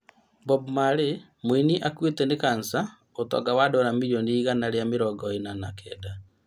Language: Kikuyu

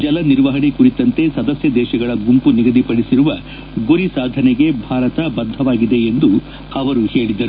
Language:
Kannada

